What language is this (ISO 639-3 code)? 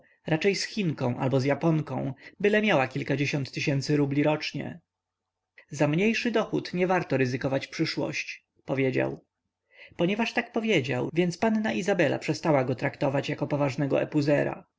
pol